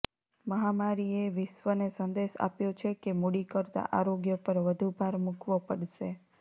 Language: Gujarati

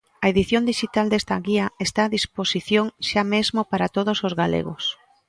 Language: Galician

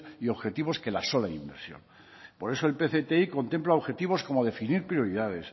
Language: Spanish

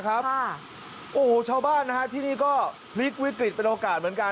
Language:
Thai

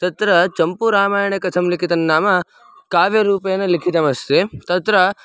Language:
Sanskrit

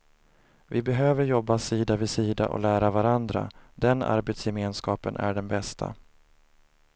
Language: Swedish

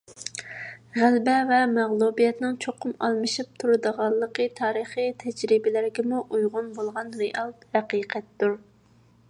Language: Uyghur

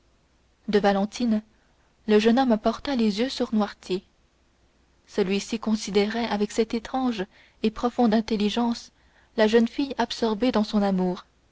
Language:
French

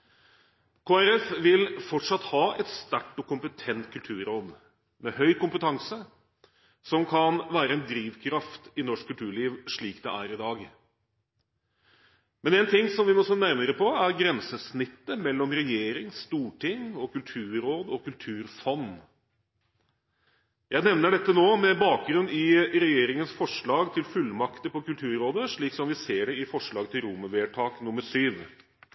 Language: Norwegian Bokmål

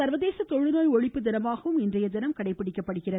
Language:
Tamil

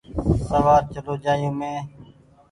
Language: Goaria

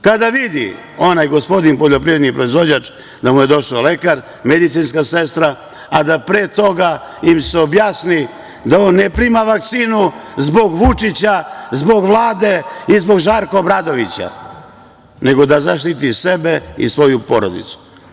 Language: Serbian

